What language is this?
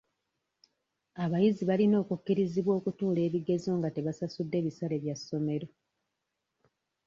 Ganda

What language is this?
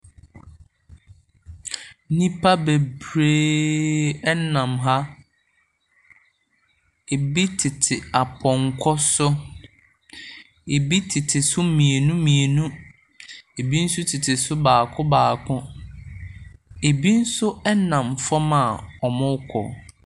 Akan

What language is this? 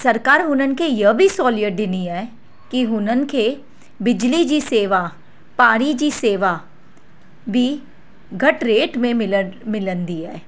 Sindhi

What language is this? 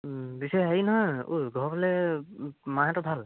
Assamese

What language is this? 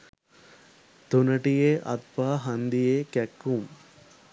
Sinhala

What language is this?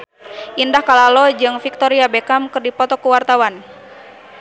Sundanese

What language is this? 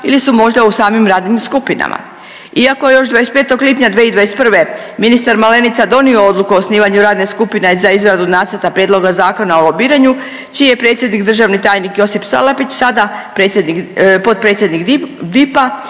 Croatian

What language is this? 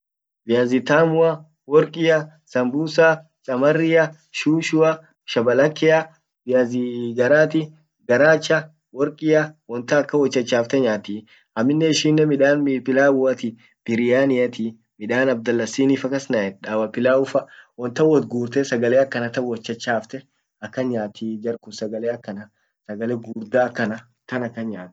Orma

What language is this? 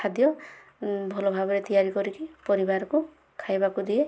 Odia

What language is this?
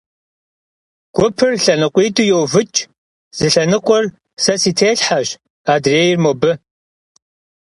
Kabardian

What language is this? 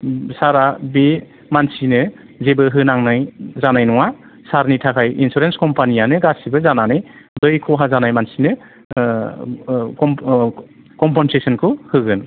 Bodo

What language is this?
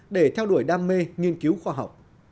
Vietnamese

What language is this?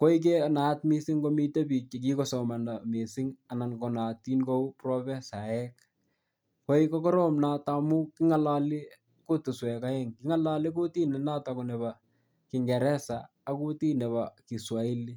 Kalenjin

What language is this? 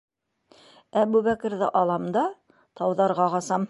Bashkir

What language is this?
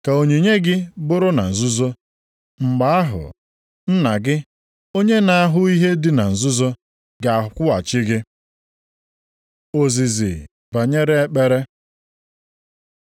Igbo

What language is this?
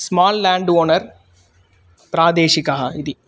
Sanskrit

